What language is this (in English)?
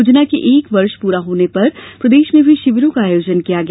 Hindi